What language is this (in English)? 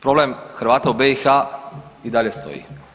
Croatian